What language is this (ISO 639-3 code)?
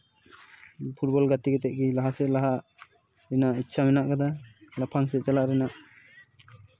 sat